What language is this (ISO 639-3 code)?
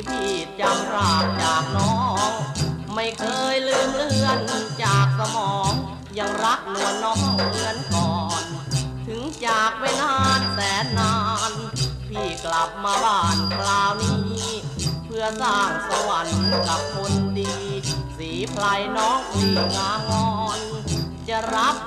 tha